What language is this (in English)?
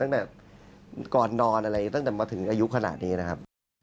Thai